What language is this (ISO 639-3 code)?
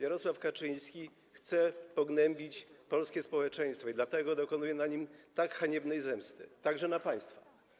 pol